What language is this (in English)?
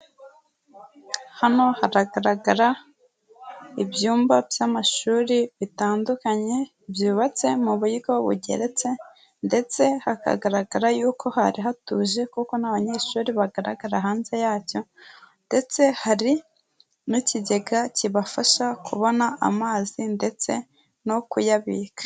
Kinyarwanda